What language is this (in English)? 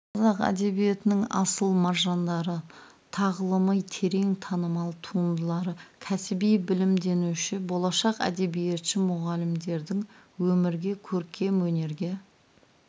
Kazakh